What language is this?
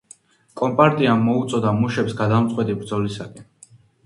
Georgian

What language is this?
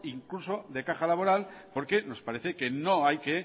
Spanish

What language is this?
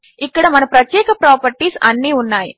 Telugu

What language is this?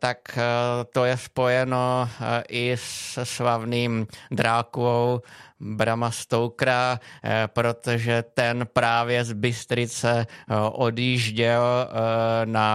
Czech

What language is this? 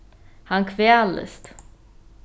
Faroese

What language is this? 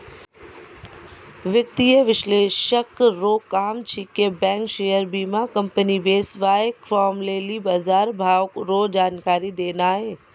Maithili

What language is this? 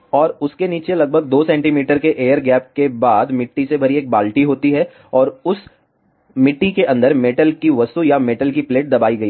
Hindi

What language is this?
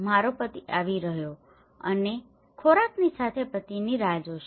Gujarati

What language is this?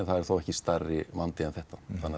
Icelandic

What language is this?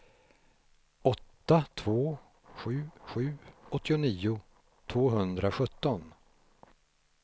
Swedish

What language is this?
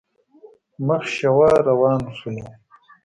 Pashto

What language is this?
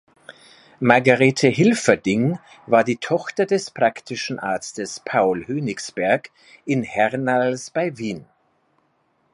German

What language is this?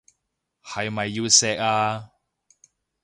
Cantonese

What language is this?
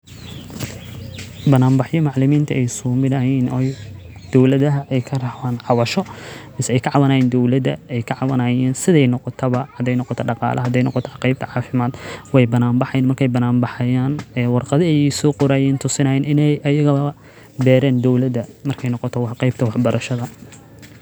Somali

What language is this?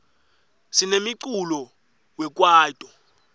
Swati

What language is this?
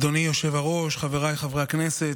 Hebrew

